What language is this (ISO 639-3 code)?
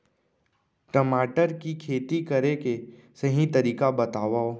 hne